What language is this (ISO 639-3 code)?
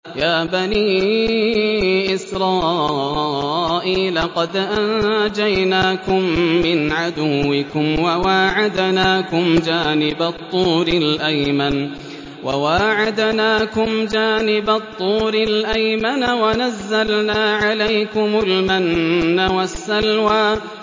ara